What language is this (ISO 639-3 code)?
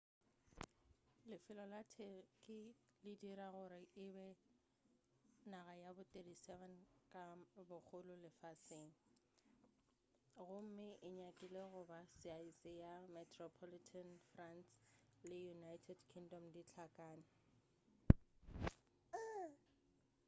nso